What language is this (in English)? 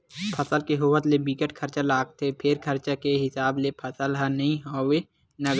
Chhattisgarhi